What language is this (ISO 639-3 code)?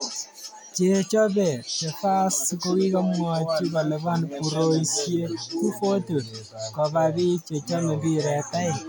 kln